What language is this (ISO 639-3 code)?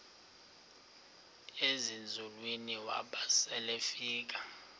xho